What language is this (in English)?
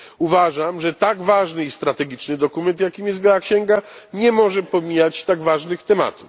Polish